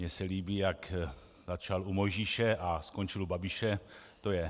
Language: Czech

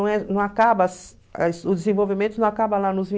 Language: Portuguese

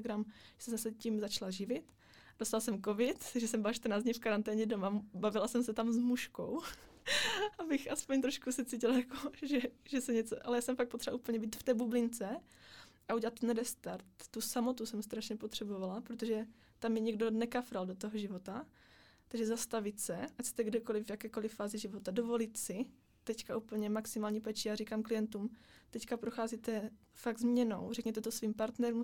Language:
Czech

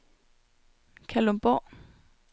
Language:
Danish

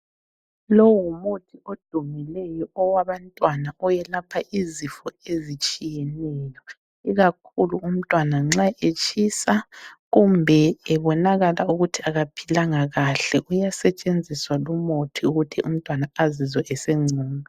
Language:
North Ndebele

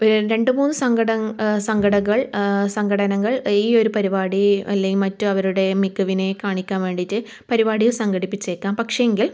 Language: Malayalam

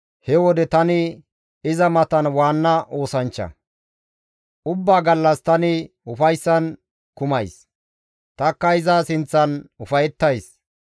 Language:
Gamo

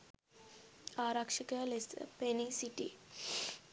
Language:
Sinhala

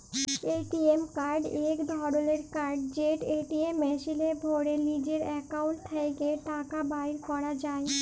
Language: Bangla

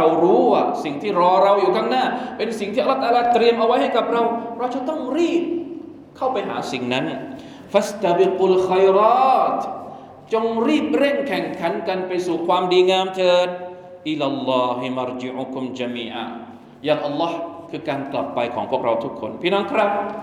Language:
Thai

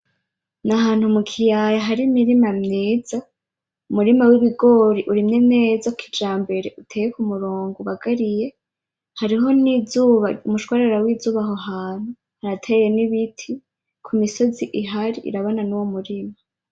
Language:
Rundi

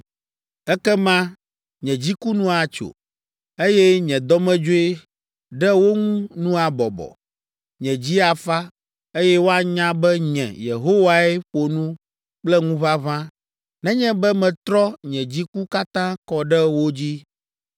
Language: Ewe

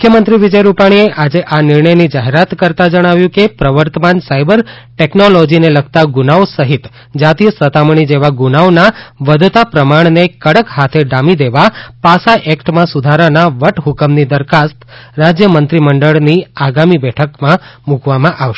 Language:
Gujarati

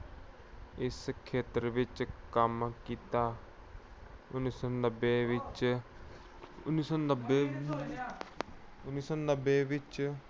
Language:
Punjabi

